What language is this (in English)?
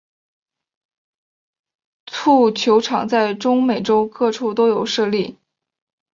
Chinese